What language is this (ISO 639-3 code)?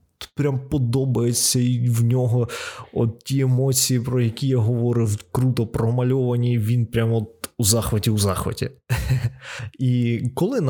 ukr